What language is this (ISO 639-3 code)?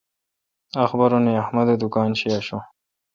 xka